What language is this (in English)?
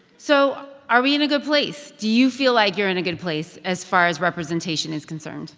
English